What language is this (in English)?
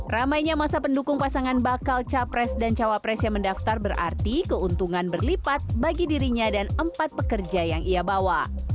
Indonesian